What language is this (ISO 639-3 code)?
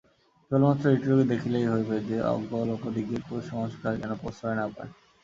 ben